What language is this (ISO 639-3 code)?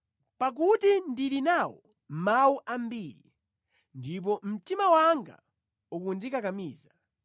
nya